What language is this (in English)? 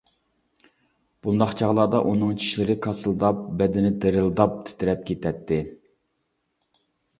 Uyghur